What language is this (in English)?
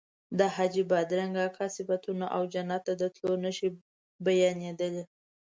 Pashto